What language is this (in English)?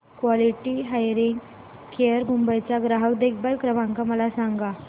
Marathi